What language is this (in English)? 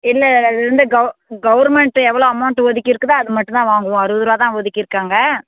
Tamil